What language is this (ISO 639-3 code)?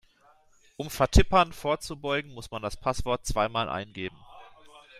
deu